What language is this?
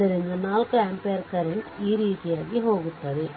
Kannada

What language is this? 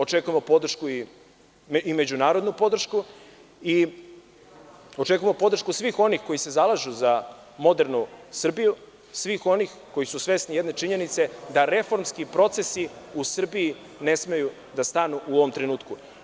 Serbian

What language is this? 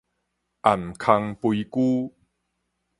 Min Nan Chinese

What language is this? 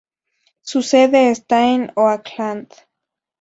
Spanish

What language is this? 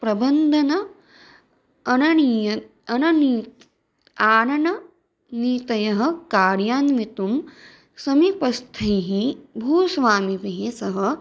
Sanskrit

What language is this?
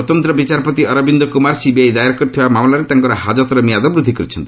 Odia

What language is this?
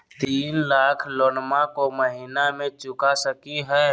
Magahi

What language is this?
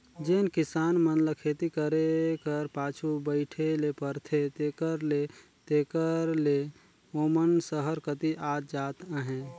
Chhattisgarhi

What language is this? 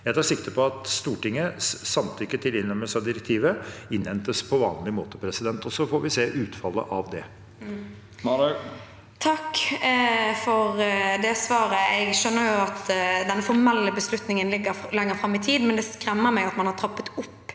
Norwegian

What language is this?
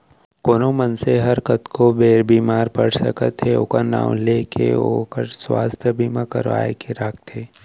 Chhattisgarhi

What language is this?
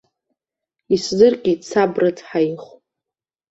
Abkhazian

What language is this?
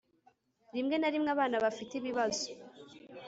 Kinyarwanda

